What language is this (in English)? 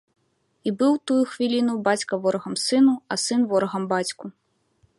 Belarusian